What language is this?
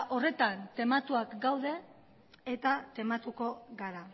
Basque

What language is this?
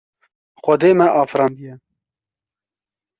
Kurdish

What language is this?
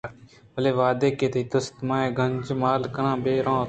Eastern Balochi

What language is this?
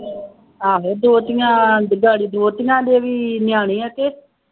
Punjabi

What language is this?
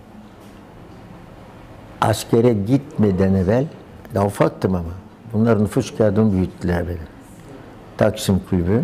Turkish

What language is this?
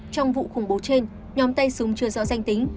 Vietnamese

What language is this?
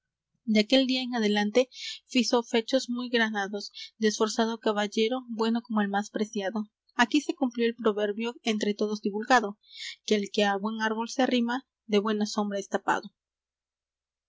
Spanish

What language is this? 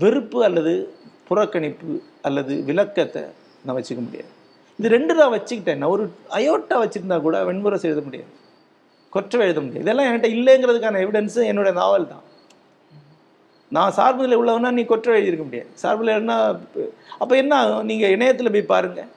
Tamil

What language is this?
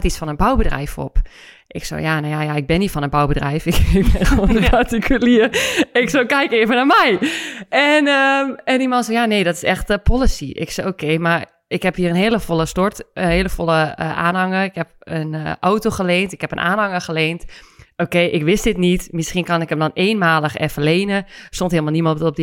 Dutch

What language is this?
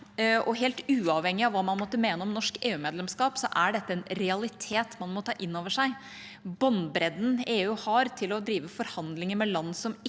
Norwegian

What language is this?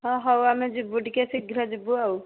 Odia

